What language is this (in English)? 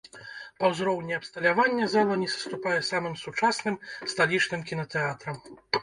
Belarusian